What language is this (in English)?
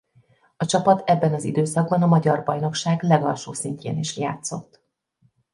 Hungarian